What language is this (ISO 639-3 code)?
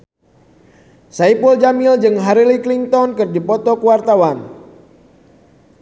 sun